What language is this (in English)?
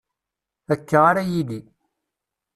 Kabyle